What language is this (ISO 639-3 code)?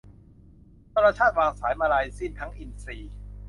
tha